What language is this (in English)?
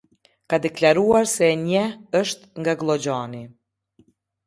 Albanian